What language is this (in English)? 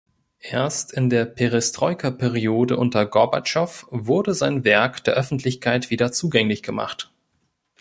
German